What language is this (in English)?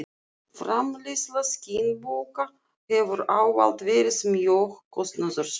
Icelandic